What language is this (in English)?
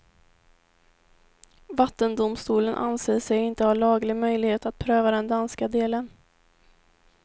Swedish